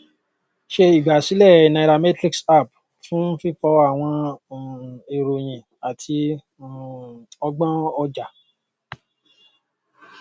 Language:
Yoruba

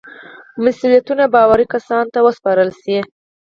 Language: Pashto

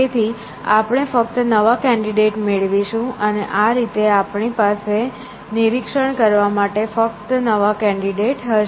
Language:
Gujarati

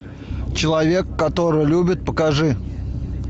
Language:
Russian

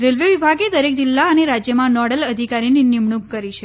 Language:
Gujarati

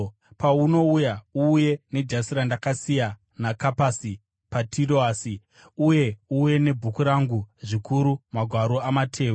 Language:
Shona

